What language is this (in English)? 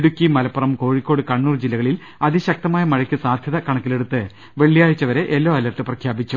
Malayalam